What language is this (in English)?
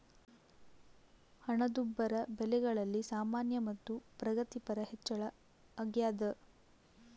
Kannada